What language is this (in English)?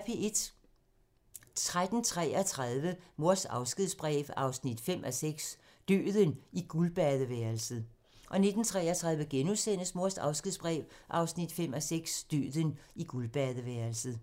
Danish